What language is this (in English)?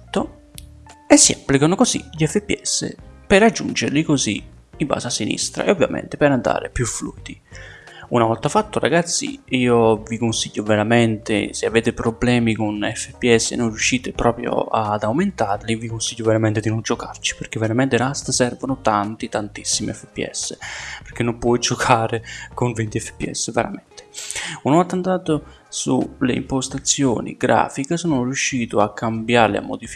Italian